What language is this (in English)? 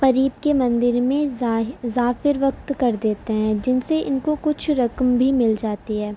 Urdu